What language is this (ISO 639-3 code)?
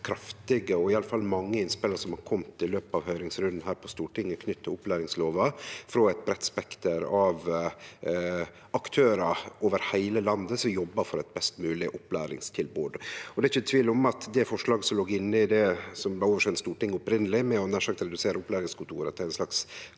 nor